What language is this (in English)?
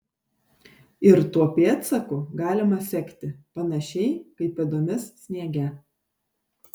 Lithuanian